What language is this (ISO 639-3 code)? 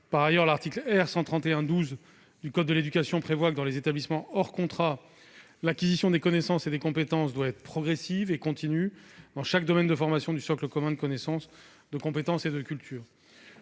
fra